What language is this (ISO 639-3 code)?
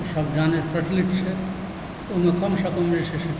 mai